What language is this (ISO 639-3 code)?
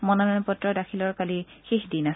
asm